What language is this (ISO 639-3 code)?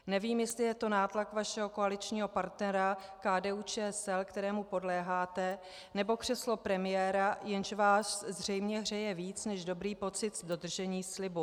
ces